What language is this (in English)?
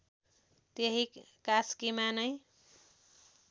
Nepali